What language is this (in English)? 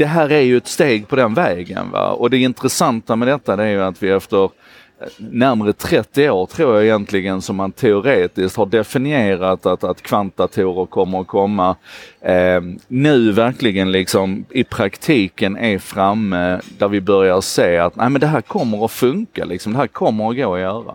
Swedish